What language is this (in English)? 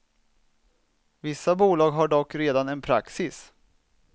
Swedish